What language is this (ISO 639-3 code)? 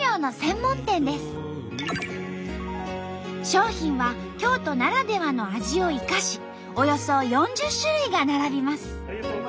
jpn